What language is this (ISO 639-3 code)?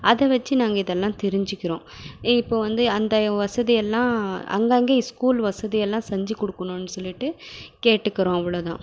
tam